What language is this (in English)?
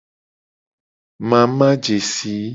Gen